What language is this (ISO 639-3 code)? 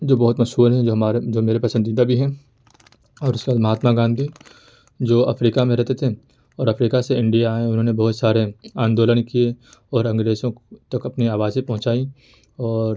urd